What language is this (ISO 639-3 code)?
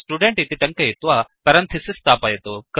san